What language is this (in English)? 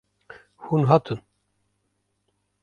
Kurdish